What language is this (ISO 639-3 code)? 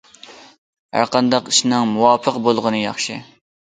uig